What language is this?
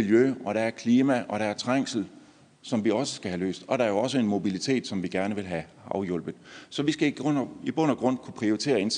Danish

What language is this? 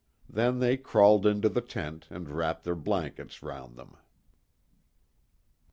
English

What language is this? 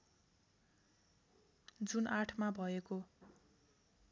Nepali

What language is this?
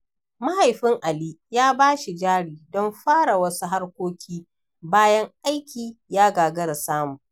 Hausa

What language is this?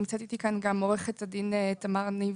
Hebrew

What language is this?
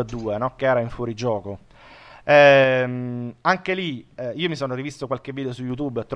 Italian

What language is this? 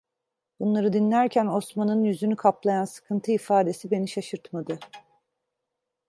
Turkish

